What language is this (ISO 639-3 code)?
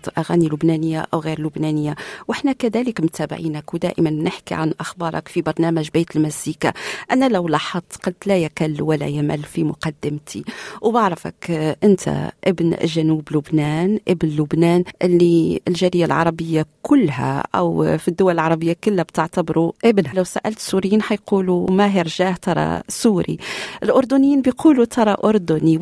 ara